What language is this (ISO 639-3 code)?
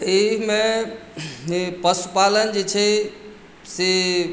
mai